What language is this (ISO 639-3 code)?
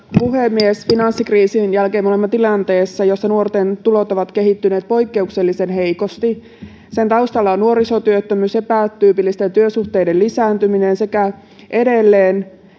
fin